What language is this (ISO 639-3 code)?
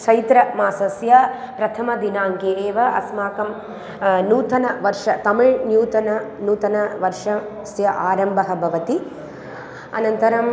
san